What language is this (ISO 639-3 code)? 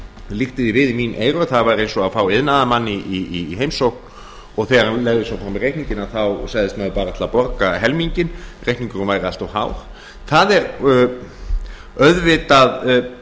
isl